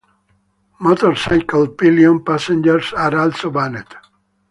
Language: English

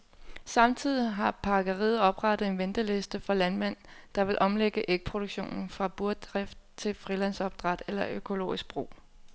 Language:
Danish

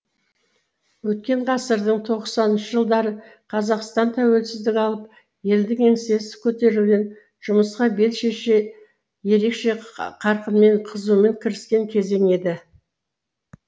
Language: Kazakh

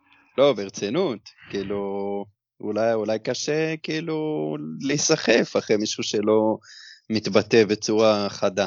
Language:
Hebrew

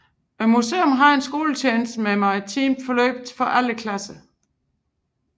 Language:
Danish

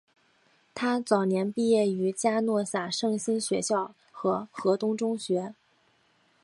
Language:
Chinese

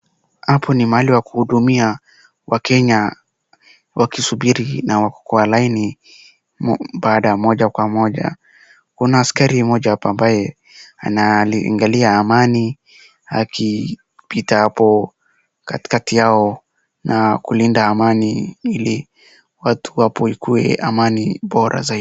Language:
Swahili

